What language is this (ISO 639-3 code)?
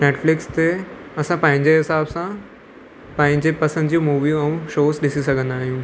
snd